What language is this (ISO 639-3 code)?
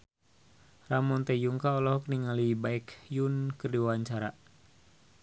sun